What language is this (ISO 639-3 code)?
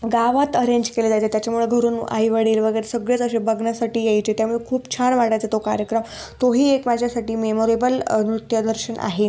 mar